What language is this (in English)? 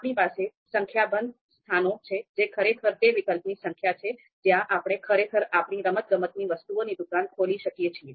Gujarati